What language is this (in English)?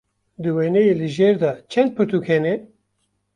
Kurdish